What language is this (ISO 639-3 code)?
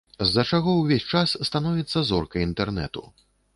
bel